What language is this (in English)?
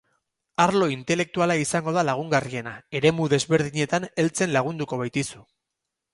Basque